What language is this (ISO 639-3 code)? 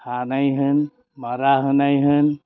brx